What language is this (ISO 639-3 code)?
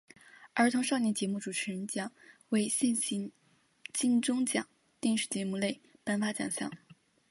zho